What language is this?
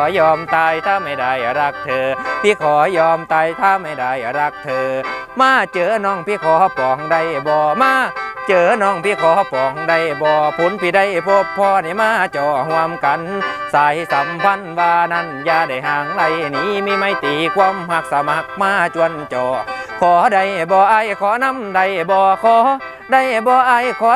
Thai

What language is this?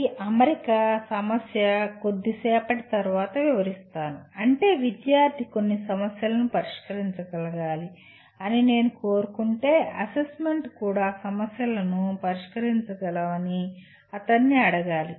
Telugu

